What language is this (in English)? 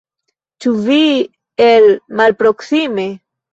Esperanto